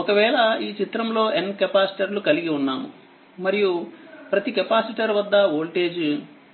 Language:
Telugu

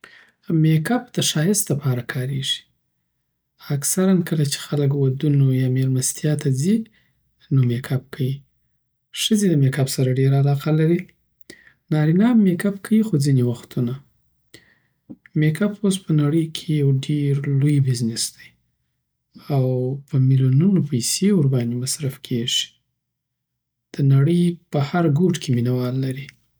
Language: Southern Pashto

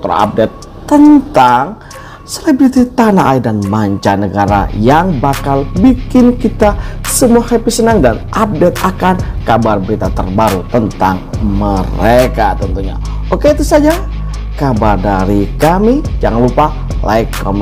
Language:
Indonesian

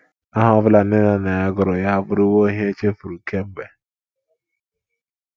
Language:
Igbo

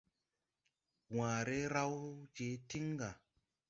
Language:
Tupuri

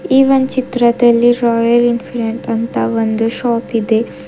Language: Kannada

